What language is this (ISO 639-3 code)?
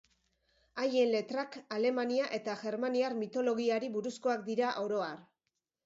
eus